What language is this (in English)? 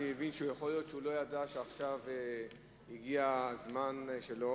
Hebrew